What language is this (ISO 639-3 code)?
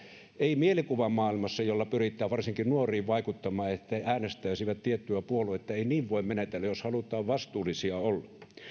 fin